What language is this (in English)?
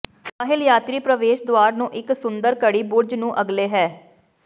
Punjabi